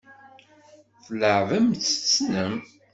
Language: Kabyle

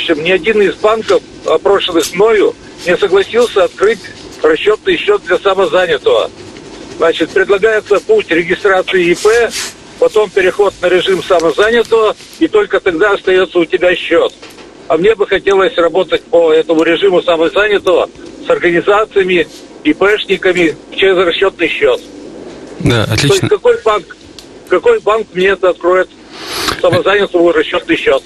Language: Russian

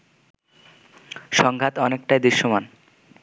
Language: Bangla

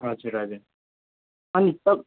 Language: Nepali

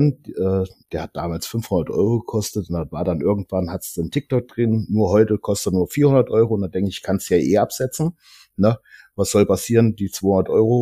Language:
German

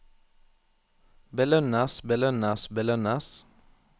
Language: Norwegian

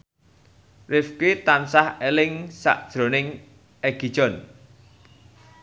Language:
Javanese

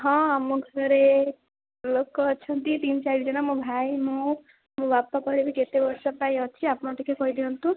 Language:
Odia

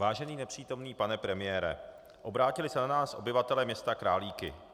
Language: Czech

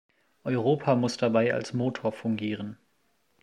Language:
German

